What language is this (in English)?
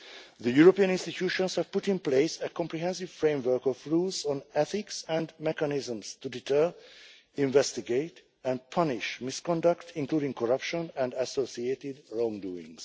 English